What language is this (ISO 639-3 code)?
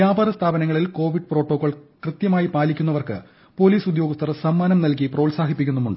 mal